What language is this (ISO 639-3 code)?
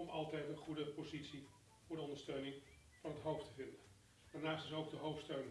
nld